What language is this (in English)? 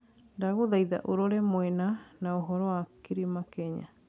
Kikuyu